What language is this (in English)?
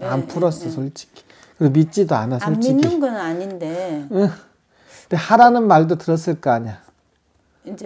Korean